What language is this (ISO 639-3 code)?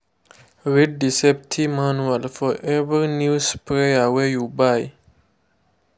pcm